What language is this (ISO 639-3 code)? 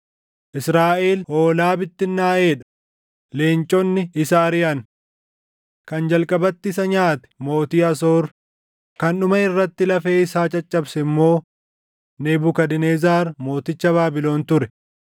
orm